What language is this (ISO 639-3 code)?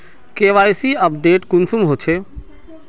mag